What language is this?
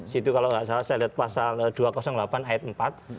Indonesian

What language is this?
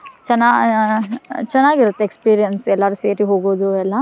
Kannada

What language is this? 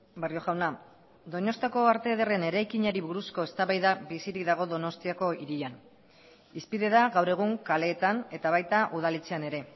Basque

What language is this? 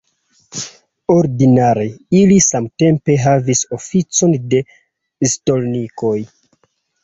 Esperanto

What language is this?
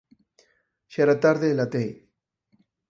Galician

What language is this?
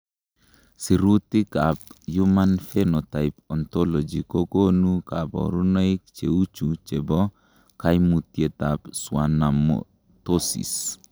Kalenjin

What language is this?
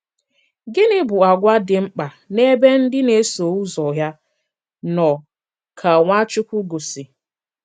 Igbo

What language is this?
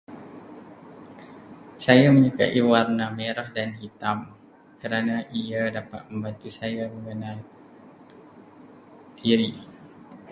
Malay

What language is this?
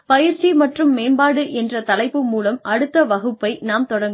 Tamil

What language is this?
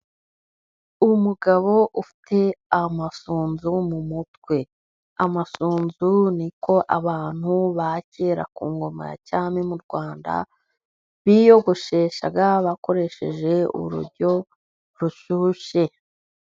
Kinyarwanda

